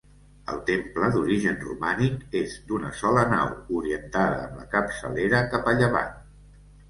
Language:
Catalan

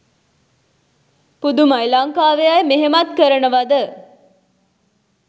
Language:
Sinhala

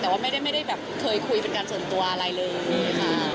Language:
Thai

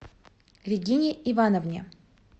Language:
Russian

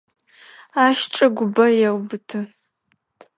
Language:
Adyghe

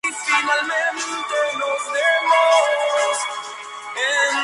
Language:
Spanish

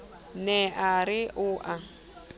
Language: Southern Sotho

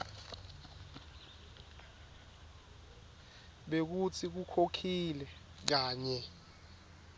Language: Swati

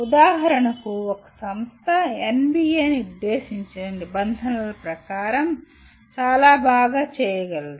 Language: Telugu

